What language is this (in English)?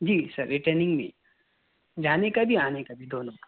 Urdu